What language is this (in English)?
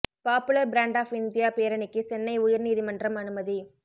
Tamil